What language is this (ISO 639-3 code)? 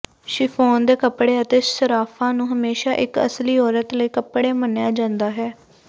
pan